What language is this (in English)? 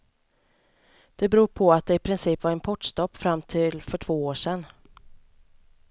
Swedish